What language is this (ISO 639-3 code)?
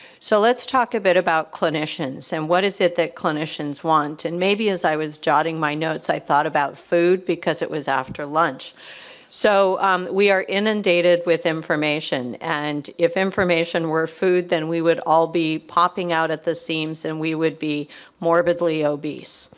eng